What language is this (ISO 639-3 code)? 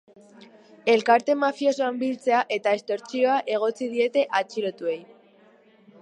eus